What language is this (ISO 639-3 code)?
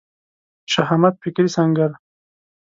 pus